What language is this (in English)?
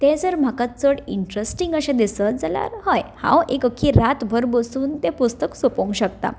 Konkani